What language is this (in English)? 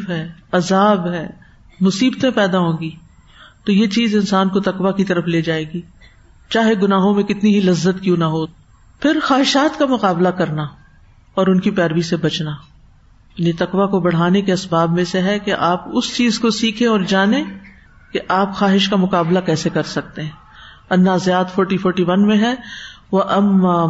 Urdu